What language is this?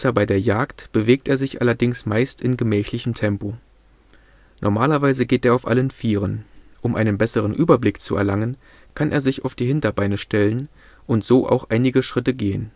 German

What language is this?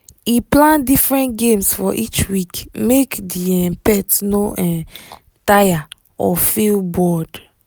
Nigerian Pidgin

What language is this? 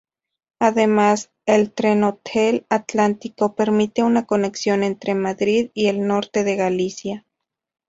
Spanish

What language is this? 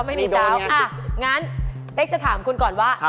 Thai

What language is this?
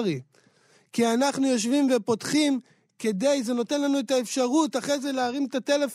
Hebrew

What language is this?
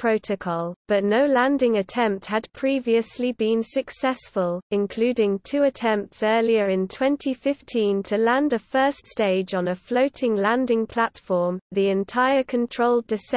English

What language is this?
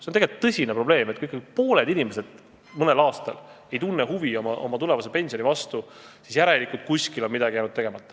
Estonian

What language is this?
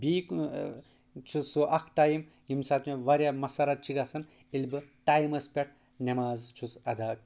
Kashmiri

